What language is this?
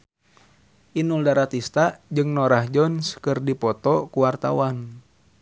Sundanese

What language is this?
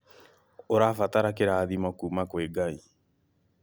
Kikuyu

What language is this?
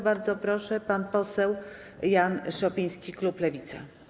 Polish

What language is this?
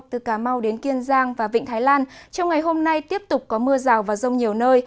Vietnamese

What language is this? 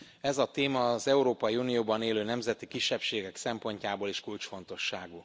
Hungarian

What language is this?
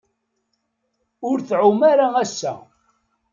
Kabyle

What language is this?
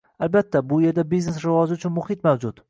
Uzbek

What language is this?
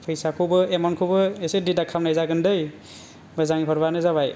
Bodo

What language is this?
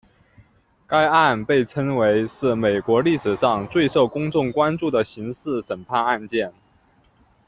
Chinese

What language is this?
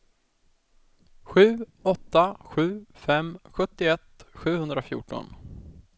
Swedish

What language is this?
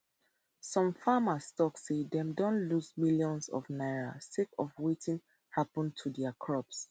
Nigerian Pidgin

